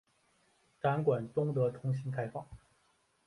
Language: Chinese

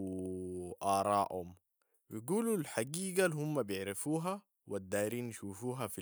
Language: Sudanese Arabic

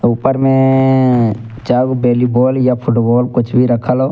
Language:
Angika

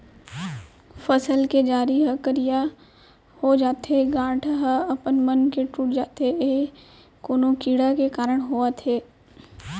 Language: Chhattisgarhi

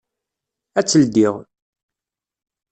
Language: Kabyle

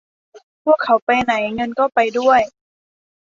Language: Thai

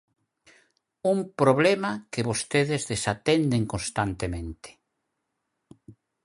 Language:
Galician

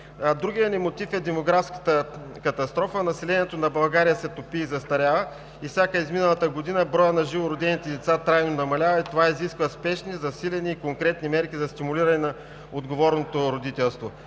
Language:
Bulgarian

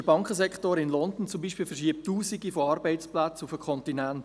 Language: Swiss German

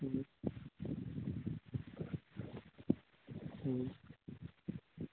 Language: Manipuri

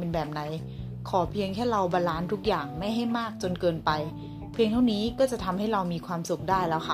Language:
Thai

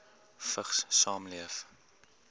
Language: Afrikaans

